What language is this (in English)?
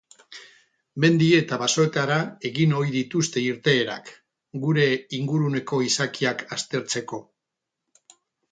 Basque